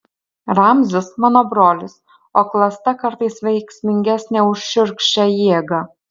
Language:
Lithuanian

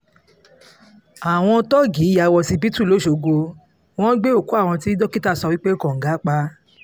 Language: Yoruba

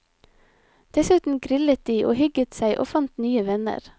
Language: Norwegian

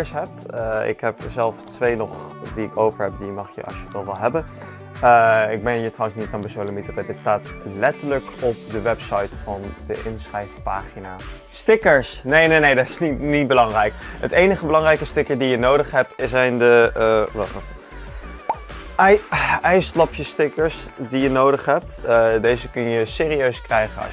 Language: Dutch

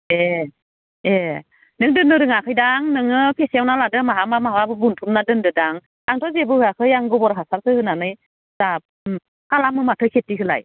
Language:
Bodo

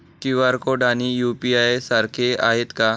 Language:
Marathi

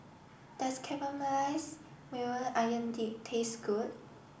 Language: English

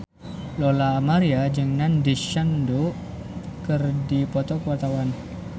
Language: Sundanese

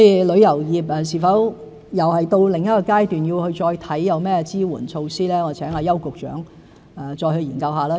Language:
Cantonese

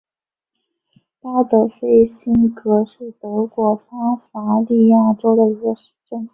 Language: Chinese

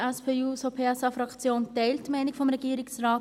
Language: Swiss German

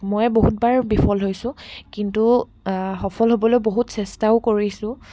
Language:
Assamese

